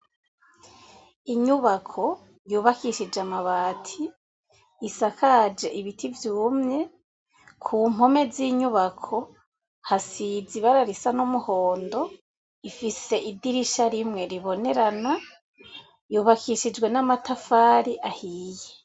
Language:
Rundi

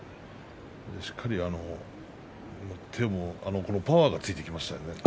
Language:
Japanese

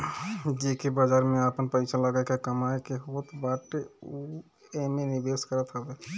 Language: Bhojpuri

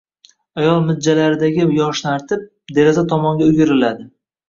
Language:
Uzbek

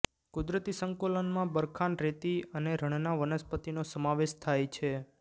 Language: Gujarati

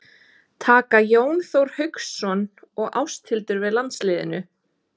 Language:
Icelandic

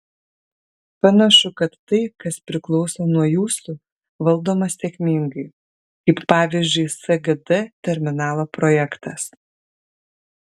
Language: Lithuanian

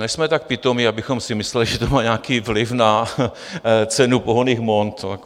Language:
Czech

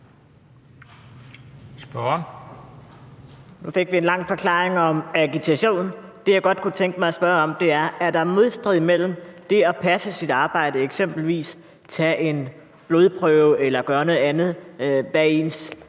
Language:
Danish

